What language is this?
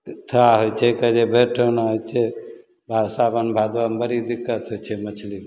Maithili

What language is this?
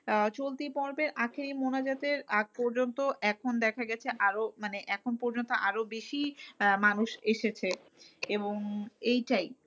Bangla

